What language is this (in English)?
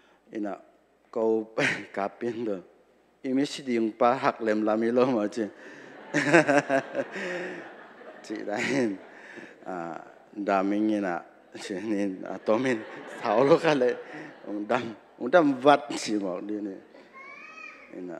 Thai